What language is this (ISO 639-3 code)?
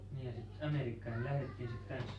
fin